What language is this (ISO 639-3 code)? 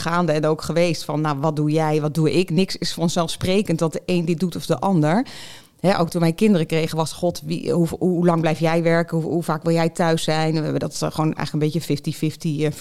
nld